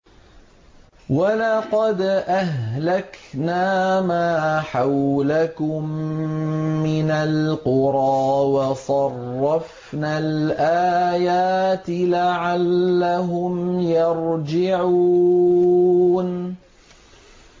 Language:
Arabic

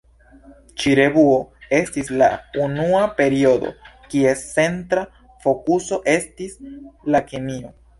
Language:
Esperanto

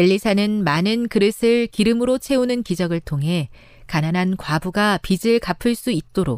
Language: Korean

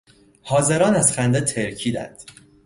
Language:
Persian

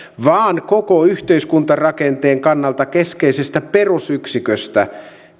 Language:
Finnish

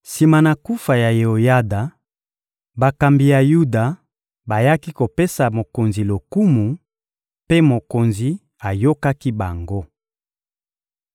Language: Lingala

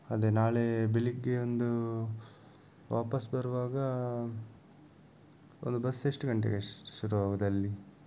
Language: Kannada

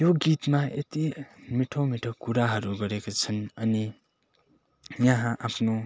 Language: Nepali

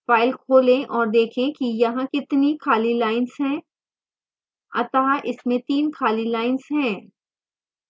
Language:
Hindi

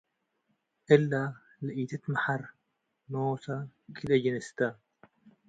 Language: Tigre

